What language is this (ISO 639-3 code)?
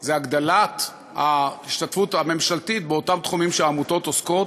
heb